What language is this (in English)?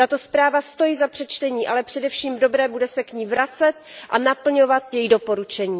Czech